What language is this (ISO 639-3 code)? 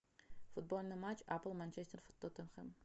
rus